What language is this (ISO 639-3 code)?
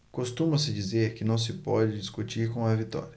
por